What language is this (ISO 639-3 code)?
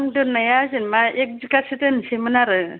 brx